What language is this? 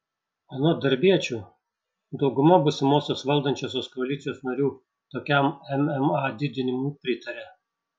Lithuanian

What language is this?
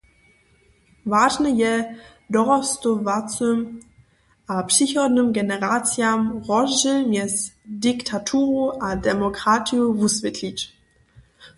Upper Sorbian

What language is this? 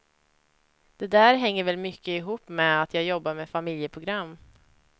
Swedish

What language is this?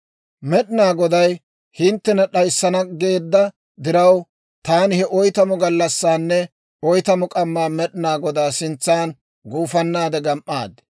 Dawro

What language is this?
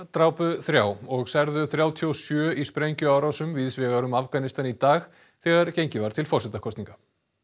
Icelandic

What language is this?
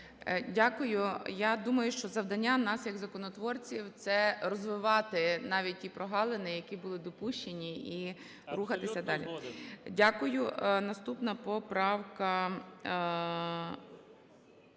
Ukrainian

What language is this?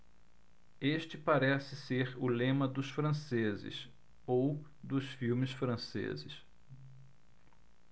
Portuguese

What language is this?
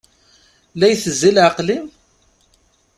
Kabyle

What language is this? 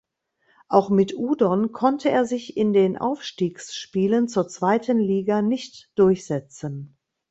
German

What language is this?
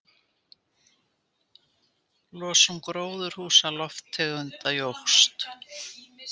Icelandic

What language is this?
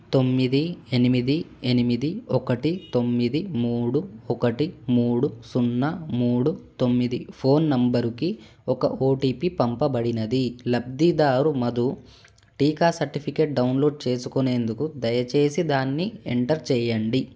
Telugu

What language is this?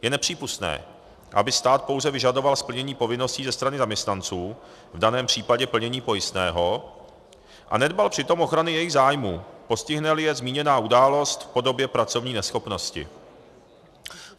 Czech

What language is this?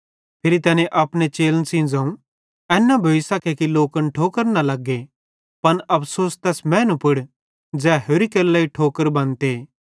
Bhadrawahi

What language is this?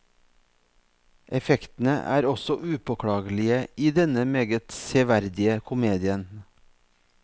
Norwegian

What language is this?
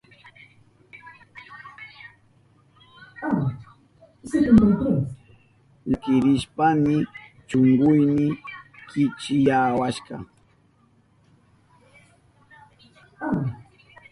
Southern Pastaza Quechua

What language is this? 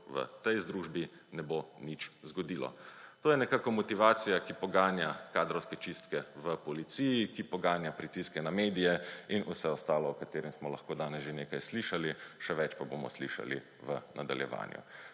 Slovenian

